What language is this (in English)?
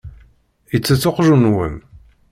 Kabyle